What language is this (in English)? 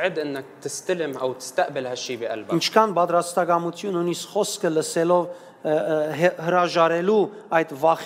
English